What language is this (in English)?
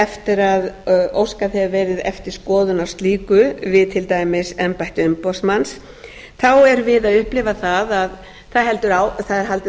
Icelandic